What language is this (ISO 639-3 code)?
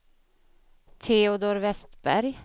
swe